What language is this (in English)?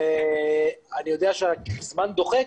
Hebrew